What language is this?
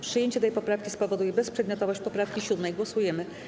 Polish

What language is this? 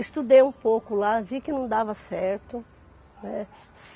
Portuguese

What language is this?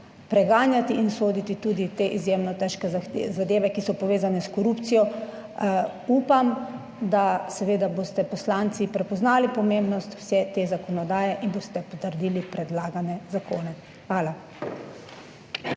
Slovenian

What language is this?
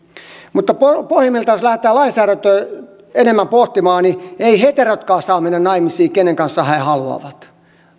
Finnish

